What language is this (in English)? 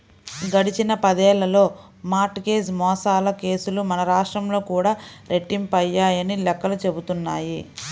Telugu